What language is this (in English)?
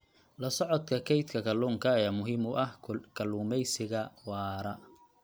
Somali